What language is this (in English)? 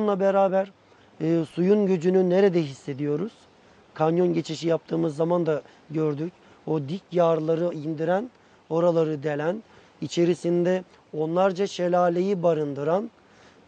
Turkish